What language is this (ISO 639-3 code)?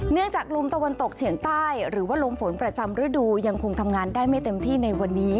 tha